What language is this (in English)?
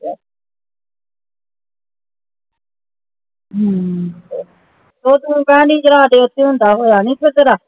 Punjabi